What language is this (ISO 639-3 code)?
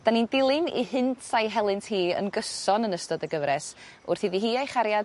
cym